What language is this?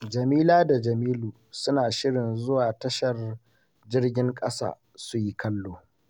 Hausa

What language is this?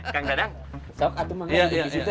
Indonesian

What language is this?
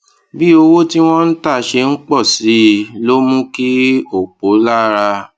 Yoruba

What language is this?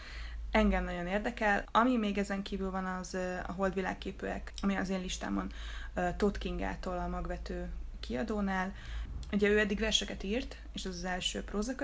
Hungarian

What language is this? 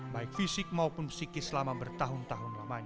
Indonesian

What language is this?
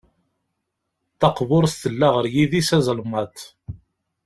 Kabyle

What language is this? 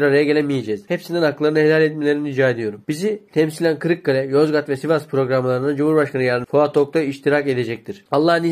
Turkish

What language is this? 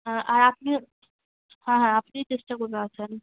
Bangla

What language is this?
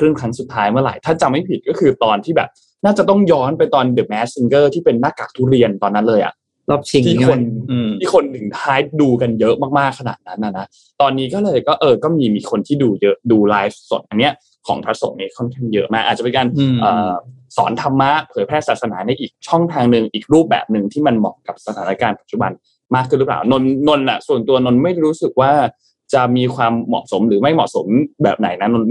Thai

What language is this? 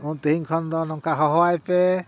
Santali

